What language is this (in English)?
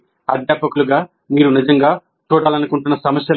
Telugu